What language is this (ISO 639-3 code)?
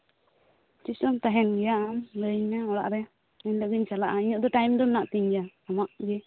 sat